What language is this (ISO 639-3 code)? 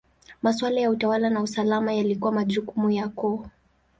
swa